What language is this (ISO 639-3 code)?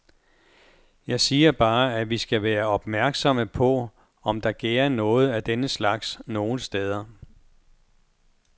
dan